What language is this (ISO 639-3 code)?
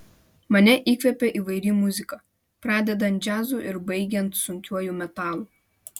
lit